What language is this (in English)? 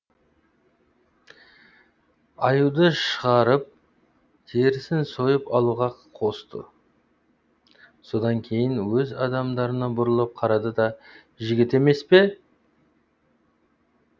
Kazakh